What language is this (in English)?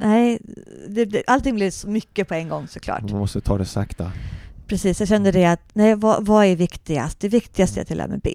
Swedish